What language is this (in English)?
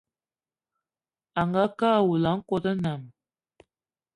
Eton (Cameroon)